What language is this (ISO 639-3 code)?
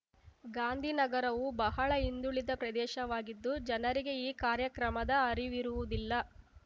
kan